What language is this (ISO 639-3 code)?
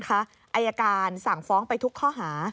tha